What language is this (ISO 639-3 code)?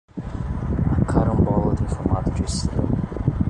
por